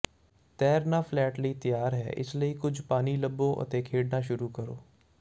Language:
Punjabi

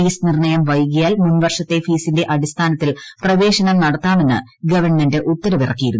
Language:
Malayalam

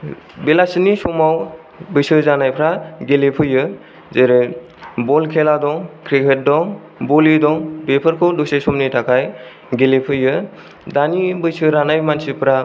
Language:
Bodo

